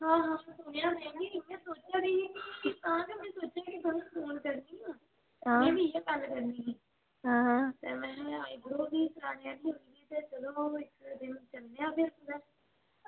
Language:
Dogri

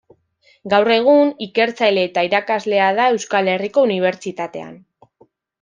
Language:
Basque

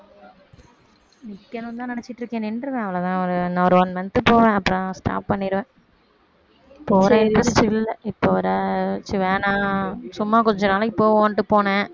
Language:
Tamil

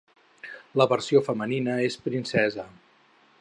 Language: Catalan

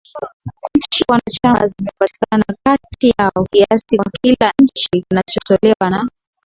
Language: Swahili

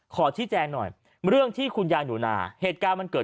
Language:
Thai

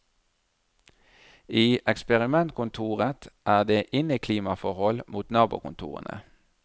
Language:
Norwegian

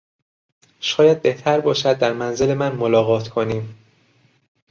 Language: Persian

